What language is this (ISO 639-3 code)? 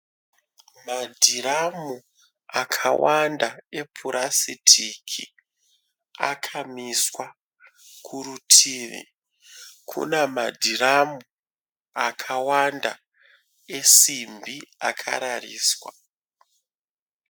sna